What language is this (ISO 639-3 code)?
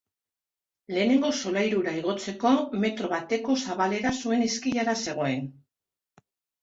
eus